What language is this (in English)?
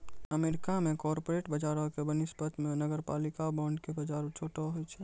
Maithili